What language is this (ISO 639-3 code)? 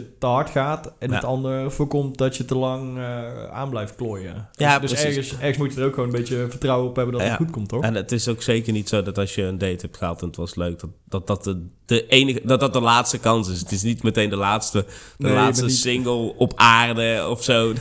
nld